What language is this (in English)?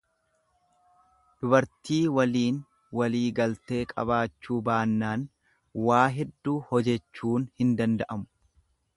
Oromo